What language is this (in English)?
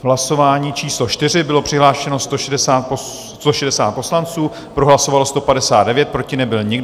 Czech